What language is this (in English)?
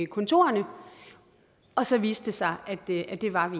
Danish